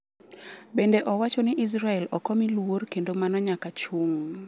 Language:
Luo (Kenya and Tanzania)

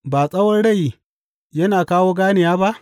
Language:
Hausa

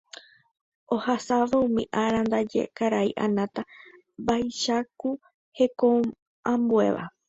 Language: Guarani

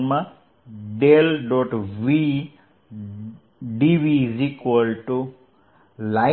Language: Gujarati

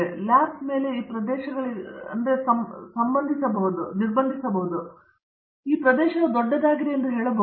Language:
Kannada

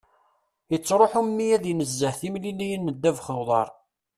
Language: Kabyle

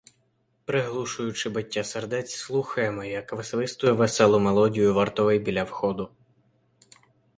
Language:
Ukrainian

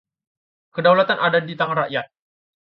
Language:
Indonesian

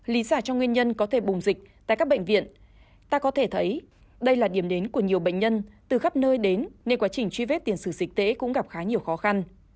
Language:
Vietnamese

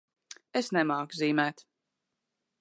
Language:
Latvian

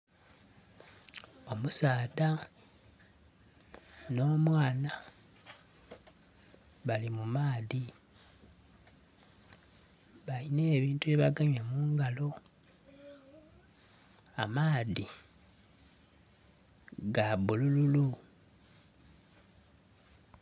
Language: Soga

